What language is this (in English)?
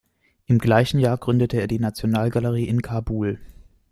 German